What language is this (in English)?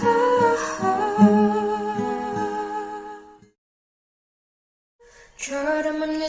Korean